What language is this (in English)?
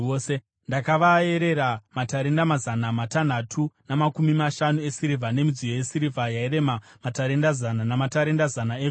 Shona